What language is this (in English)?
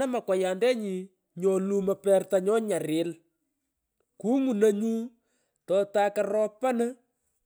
Pökoot